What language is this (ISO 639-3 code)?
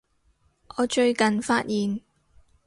yue